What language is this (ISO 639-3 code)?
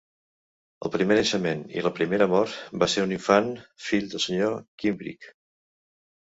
cat